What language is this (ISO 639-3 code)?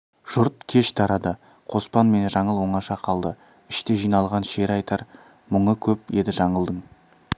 kaz